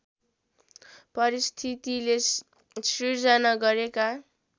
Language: Nepali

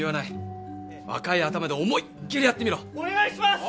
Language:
Japanese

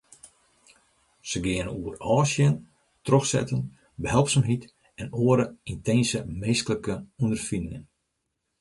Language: Western Frisian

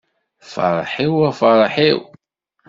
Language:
Kabyle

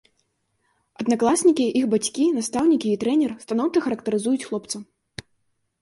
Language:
Belarusian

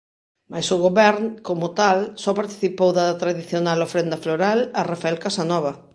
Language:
Galician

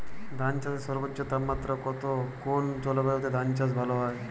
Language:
Bangla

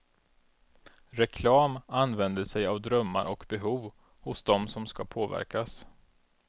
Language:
Swedish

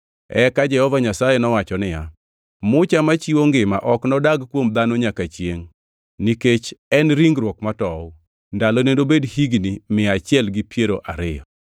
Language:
Luo (Kenya and Tanzania)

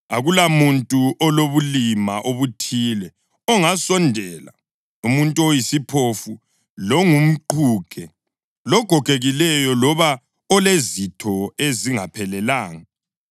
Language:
North Ndebele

